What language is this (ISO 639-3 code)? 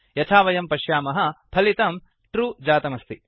san